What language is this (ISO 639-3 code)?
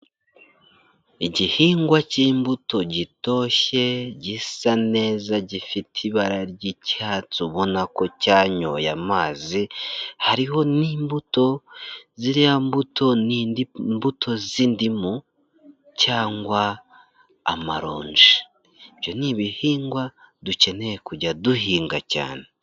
kin